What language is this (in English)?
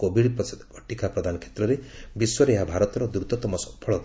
Odia